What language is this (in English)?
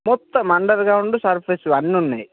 Telugu